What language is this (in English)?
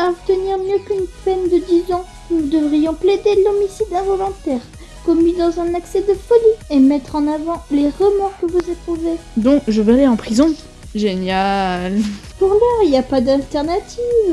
French